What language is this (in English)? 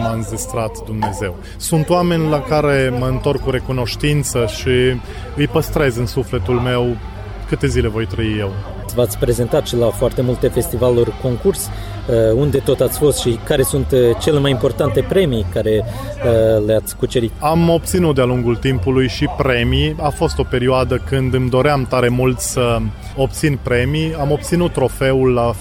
Romanian